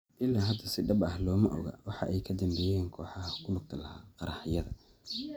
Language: Somali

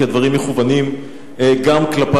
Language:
Hebrew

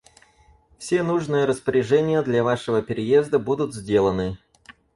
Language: Russian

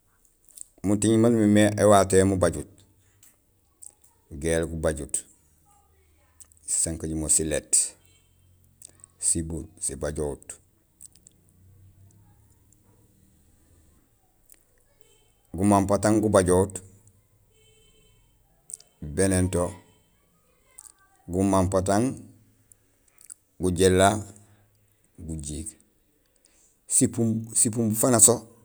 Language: Gusilay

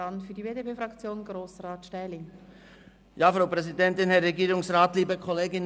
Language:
Swiss German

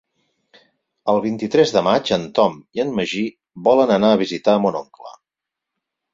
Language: Catalan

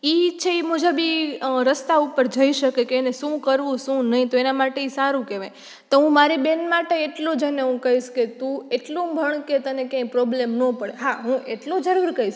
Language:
Gujarati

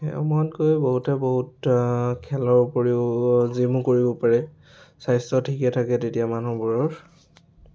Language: Assamese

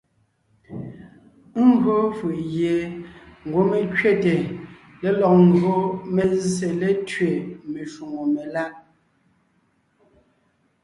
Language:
Ngiemboon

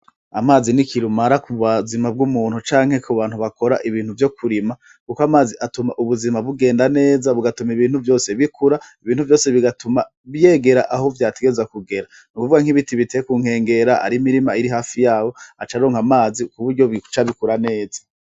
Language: Rundi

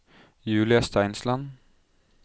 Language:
Norwegian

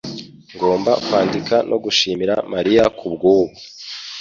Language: Kinyarwanda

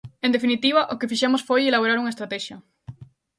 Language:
Galician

